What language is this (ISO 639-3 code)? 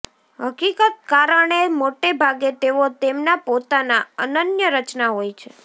guj